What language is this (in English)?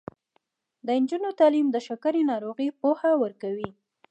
Pashto